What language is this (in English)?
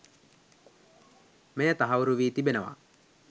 Sinhala